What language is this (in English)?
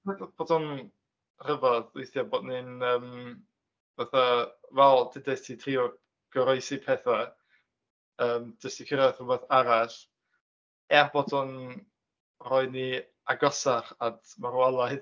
Welsh